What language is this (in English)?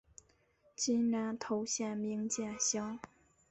Chinese